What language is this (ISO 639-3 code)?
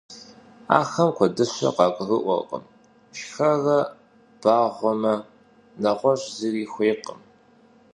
kbd